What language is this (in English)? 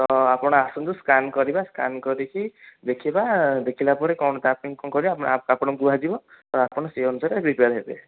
Odia